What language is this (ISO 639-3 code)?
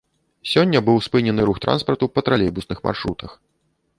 bel